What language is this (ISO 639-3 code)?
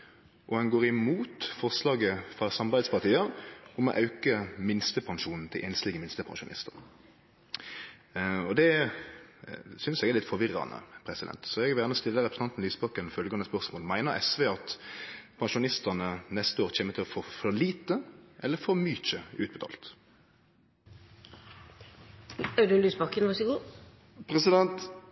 nno